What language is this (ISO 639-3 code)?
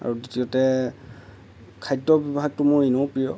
asm